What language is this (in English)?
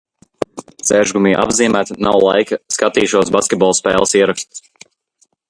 Latvian